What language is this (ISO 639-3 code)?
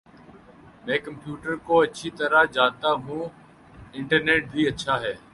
urd